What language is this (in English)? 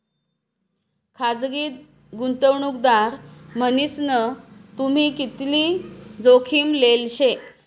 Marathi